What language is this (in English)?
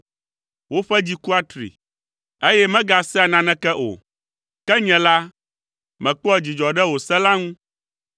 Ewe